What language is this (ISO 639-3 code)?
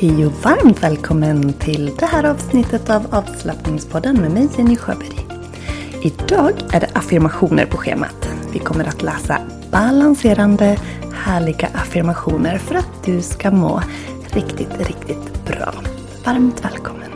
swe